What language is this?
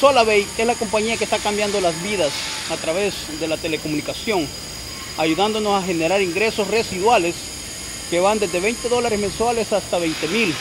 Spanish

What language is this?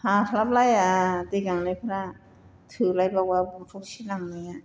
Bodo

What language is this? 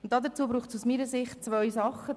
Swiss German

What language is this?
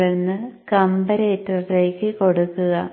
Malayalam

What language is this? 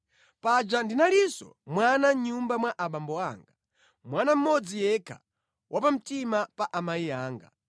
Nyanja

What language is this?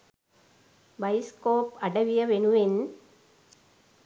Sinhala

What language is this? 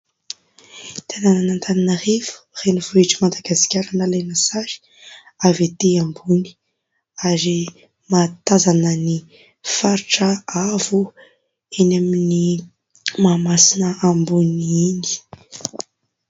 Malagasy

